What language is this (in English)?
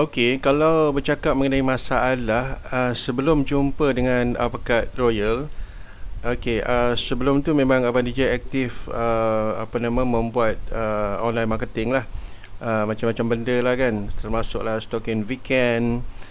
Malay